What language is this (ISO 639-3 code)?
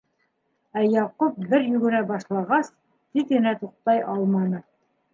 bak